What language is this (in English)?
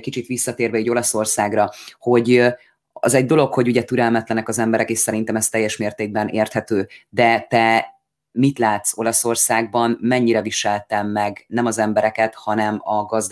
Hungarian